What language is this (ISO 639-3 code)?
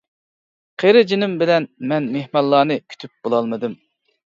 uig